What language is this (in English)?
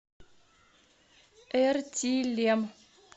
Russian